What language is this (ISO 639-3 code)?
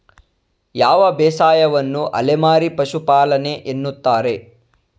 kan